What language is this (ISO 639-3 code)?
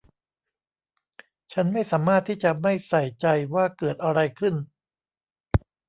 tha